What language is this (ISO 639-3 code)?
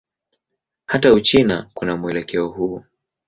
swa